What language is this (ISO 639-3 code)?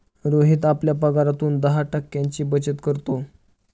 mar